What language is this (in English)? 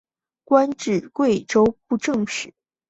Chinese